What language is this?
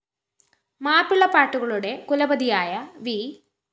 Malayalam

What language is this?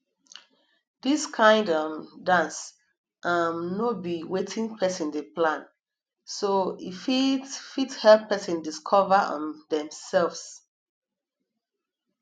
Nigerian Pidgin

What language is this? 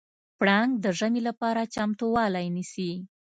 Pashto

